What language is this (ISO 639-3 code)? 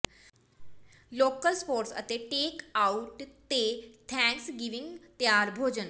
pan